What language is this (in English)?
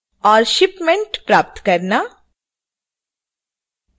Hindi